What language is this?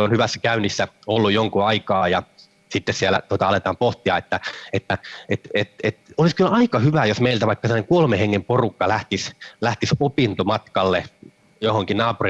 Finnish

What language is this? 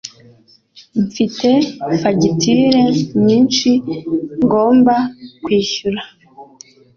Kinyarwanda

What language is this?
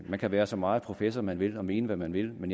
Danish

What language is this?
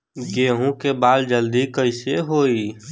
Bhojpuri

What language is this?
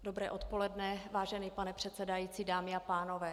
Czech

